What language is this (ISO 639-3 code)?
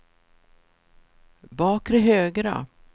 swe